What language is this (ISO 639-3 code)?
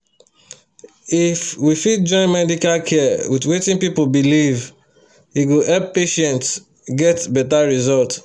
pcm